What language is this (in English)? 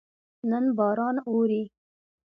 Pashto